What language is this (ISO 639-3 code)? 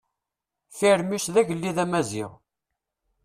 kab